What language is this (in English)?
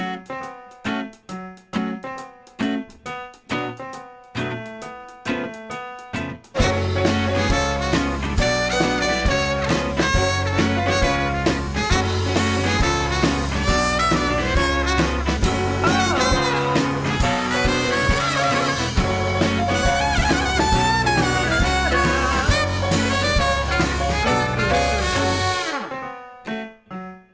Thai